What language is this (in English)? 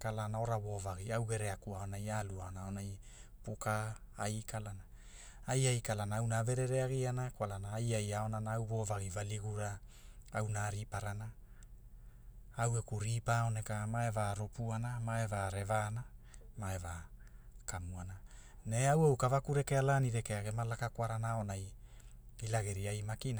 Hula